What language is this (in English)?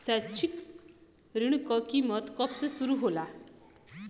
Bhojpuri